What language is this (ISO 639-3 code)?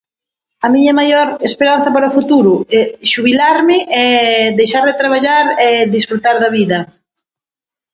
glg